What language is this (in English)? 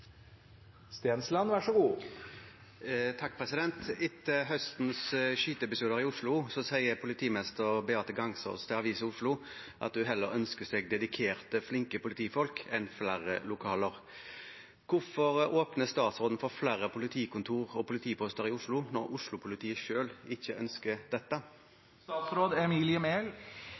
Norwegian